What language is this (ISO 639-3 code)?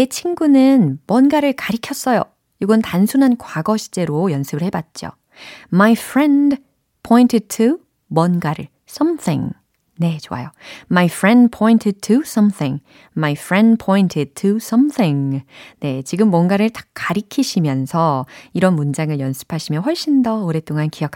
kor